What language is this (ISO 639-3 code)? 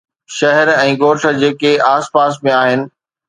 snd